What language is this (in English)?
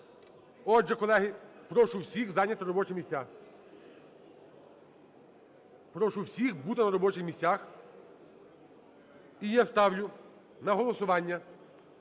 Ukrainian